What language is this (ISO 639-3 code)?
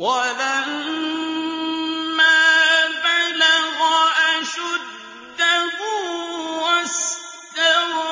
ara